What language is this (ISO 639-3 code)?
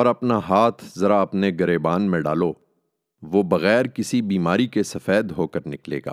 urd